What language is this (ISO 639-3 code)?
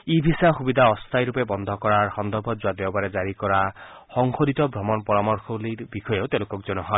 asm